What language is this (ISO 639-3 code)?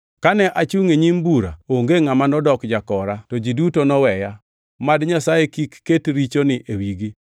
luo